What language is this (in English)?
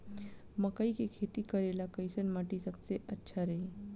Bhojpuri